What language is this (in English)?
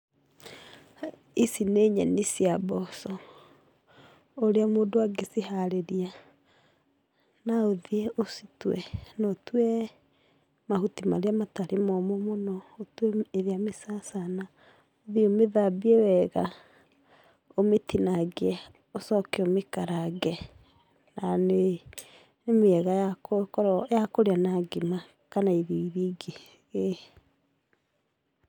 Kikuyu